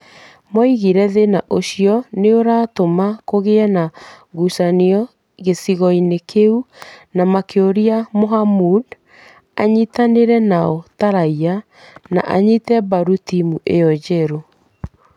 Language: Kikuyu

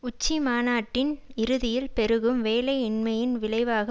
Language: Tamil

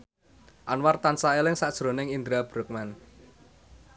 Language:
Javanese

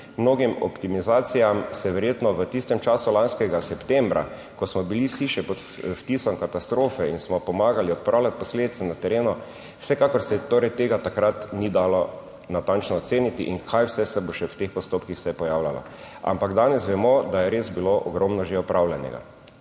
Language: Slovenian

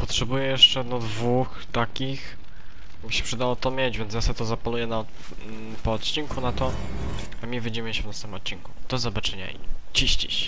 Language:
Polish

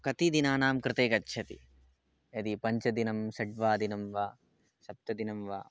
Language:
Sanskrit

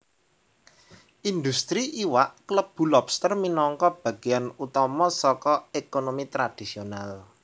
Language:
Javanese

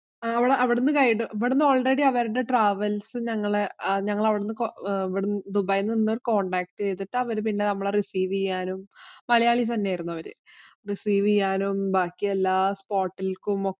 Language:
Malayalam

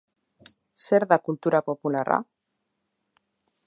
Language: Basque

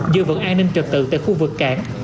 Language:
Vietnamese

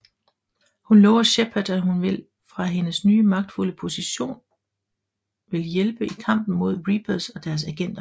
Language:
Danish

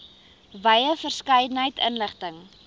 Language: Afrikaans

